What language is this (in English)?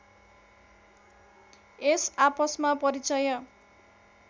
Nepali